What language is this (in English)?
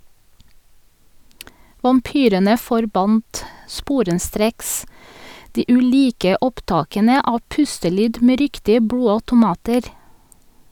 Norwegian